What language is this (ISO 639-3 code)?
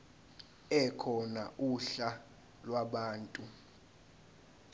zul